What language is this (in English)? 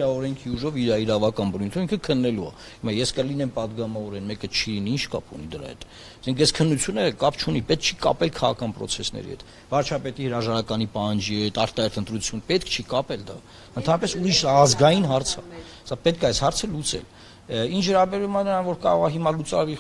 Turkish